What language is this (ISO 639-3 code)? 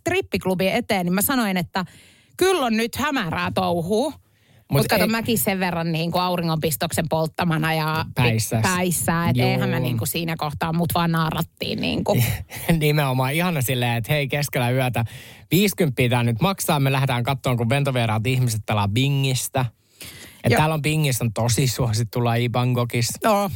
fin